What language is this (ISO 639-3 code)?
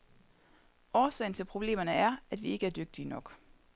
dan